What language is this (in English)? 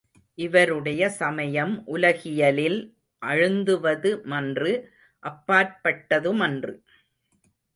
Tamil